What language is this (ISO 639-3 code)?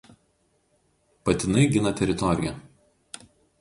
lit